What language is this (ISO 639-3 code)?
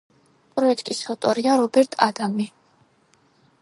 kat